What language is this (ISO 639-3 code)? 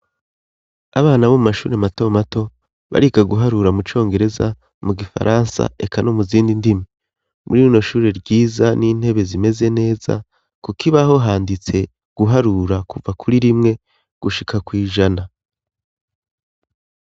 run